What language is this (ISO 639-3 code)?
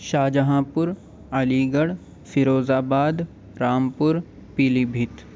urd